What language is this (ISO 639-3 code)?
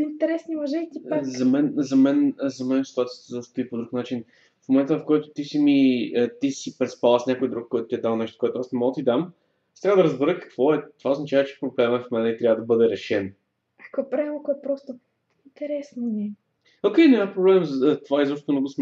bul